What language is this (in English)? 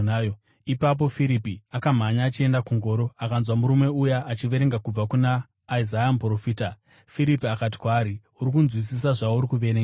Shona